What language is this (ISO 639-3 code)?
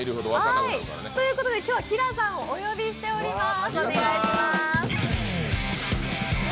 jpn